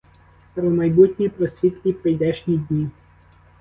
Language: Ukrainian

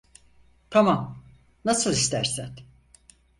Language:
Turkish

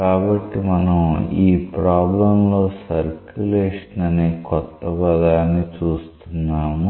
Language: Telugu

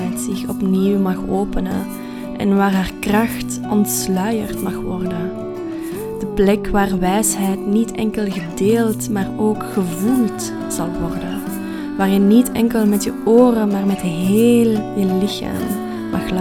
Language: Dutch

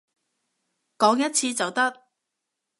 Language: Cantonese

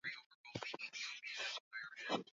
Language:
Swahili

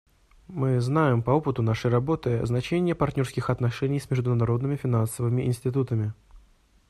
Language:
Russian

